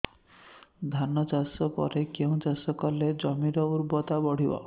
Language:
Odia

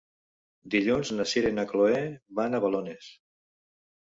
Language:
Catalan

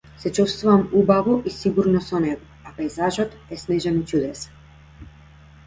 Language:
Macedonian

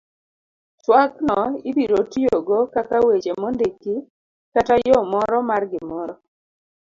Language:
Luo (Kenya and Tanzania)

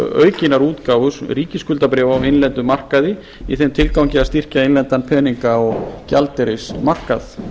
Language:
Icelandic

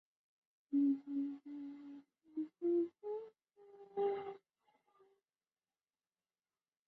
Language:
Chinese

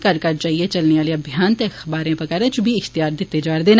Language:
Dogri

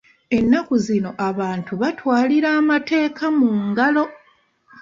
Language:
Ganda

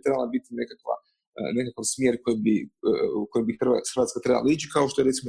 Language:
Croatian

